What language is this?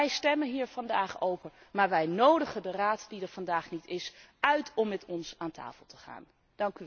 Dutch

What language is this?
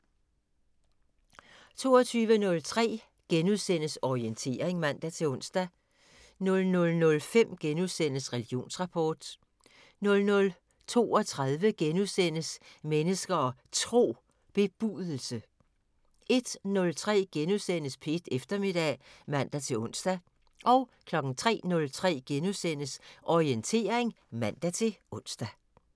Danish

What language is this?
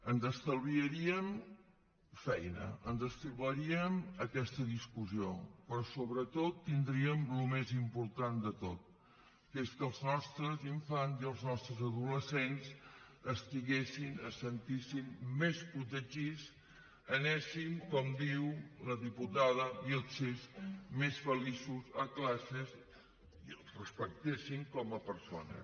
Catalan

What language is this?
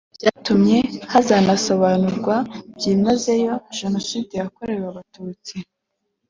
Kinyarwanda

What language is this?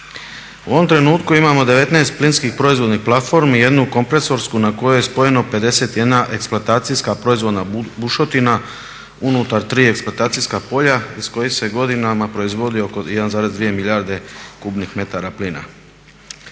Croatian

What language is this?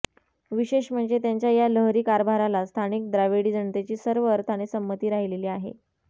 Marathi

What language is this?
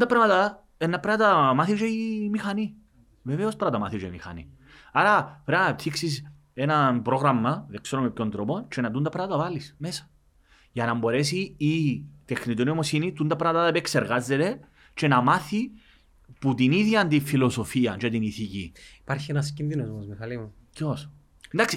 Greek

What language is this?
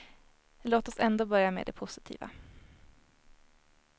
Swedish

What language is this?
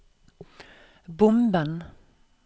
Norwegian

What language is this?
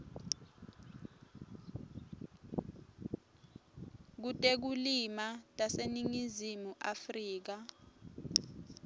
Swati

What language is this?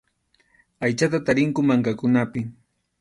Arequipa-La Unión Quechua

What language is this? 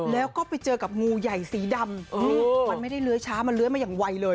Thai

